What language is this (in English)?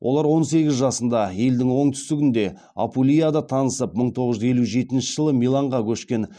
Kazakh